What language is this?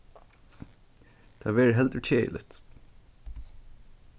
Faroese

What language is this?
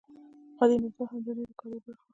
Pashto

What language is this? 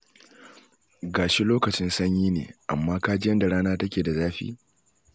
Hausa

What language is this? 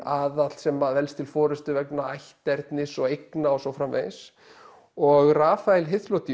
Icelandic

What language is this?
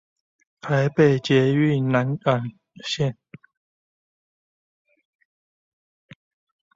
Chinese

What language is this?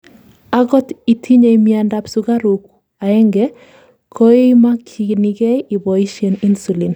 Kalenjin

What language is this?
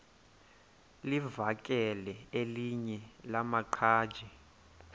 Xhosa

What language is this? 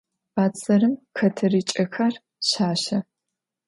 Adyghe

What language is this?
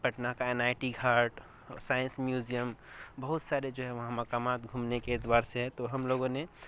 Urdu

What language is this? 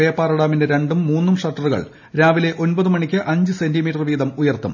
Malayalam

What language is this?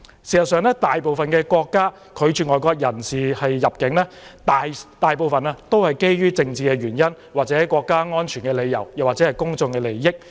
Cantonese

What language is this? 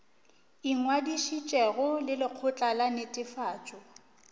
Northern Sotho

